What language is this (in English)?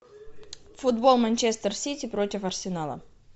Russian